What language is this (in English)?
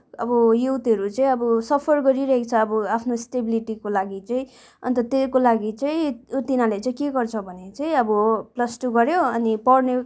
Nepali